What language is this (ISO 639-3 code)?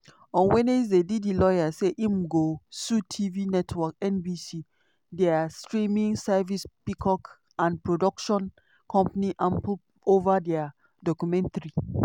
pcm